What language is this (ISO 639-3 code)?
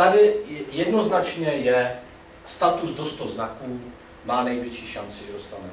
ces